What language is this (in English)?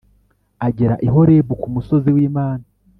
Kinyarwanda